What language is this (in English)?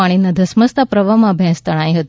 Gujarati